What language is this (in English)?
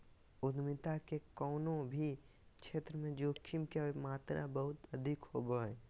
Magahi